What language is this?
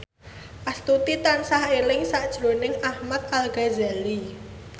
Javanese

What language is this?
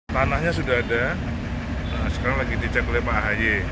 Indonesian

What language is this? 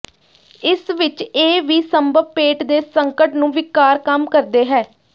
Punjabi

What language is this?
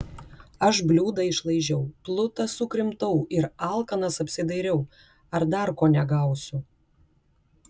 Lithuanian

